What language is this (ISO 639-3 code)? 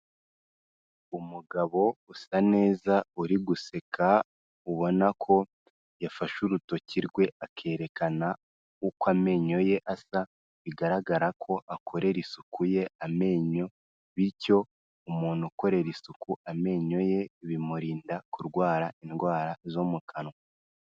kin